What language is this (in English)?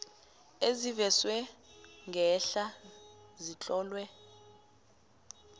South Ndebele